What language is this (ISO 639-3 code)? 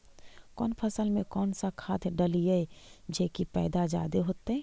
mag